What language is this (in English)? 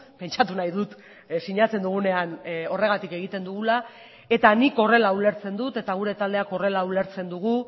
Basque